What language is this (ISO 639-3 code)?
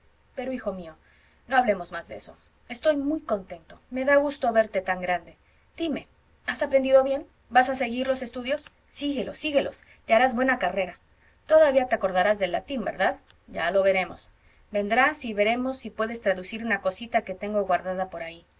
spa